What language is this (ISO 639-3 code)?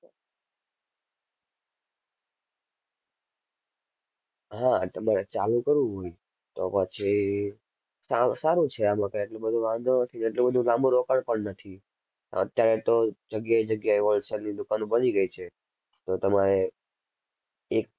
guj